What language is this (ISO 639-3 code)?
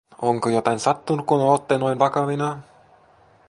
fin